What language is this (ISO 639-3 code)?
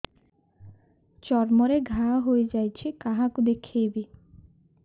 ori